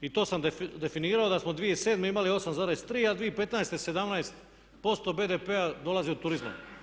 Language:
Croatian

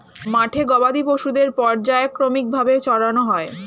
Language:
Bangla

